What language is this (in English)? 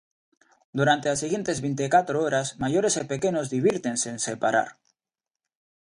Galician